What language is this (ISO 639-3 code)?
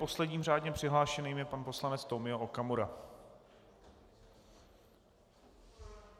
ces